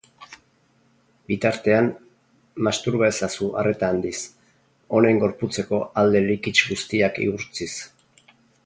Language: Basque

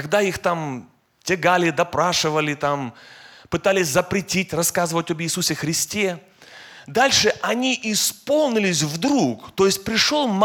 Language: Russian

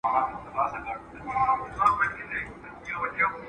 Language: Pashto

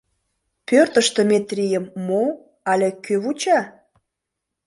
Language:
Mari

